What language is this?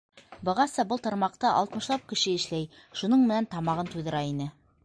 Bashkir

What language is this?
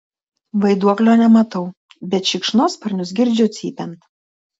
Lithuanian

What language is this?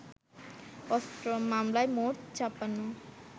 Bangla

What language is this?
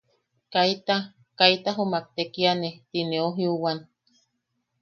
Yaqui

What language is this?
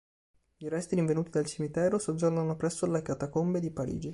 Italian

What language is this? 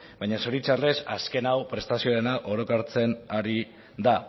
Basque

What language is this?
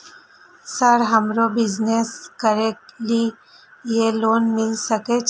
Maithili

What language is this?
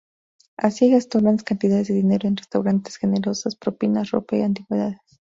Spanish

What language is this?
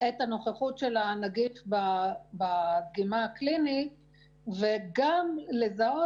Hebrew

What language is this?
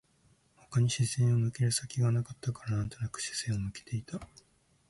Japanese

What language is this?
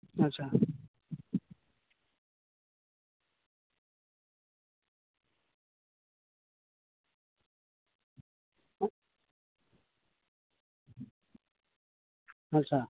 Santali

